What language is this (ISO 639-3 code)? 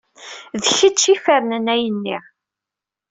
kab